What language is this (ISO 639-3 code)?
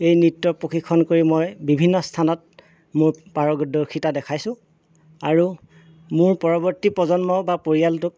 asm